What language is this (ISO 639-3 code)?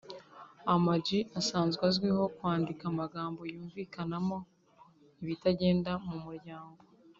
kin